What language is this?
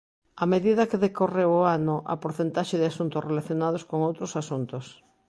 Galician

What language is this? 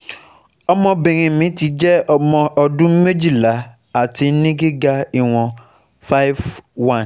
Yoruba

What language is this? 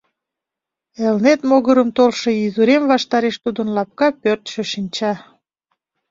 Mari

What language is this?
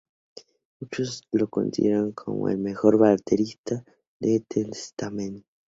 Spanish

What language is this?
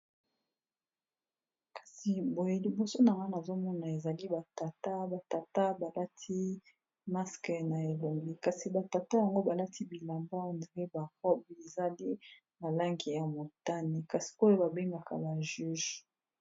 Lingala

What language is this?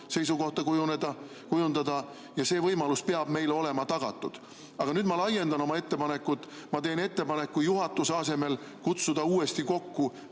Estonian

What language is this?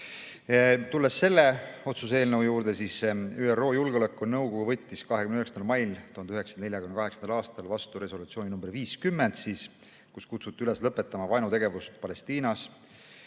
Estonian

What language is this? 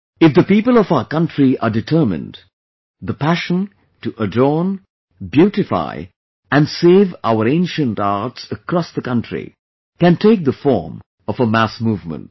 English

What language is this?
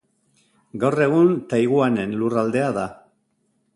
Basque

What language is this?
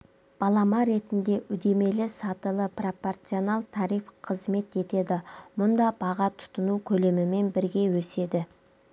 Kazakh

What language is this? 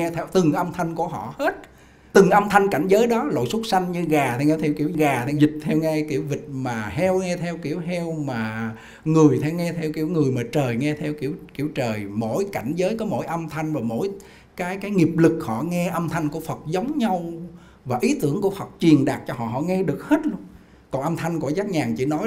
Vietnamese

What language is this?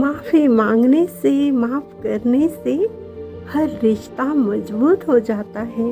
Hindi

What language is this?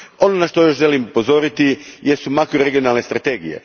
Croatian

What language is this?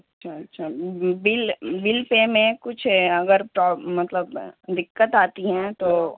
Urdu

